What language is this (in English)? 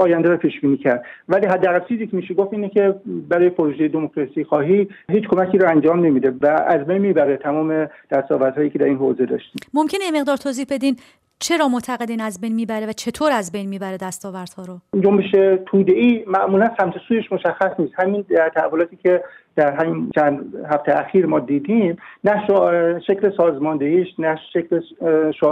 Persian